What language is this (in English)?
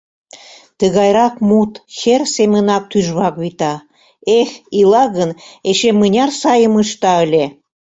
Mari